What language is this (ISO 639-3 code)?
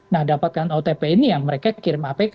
ind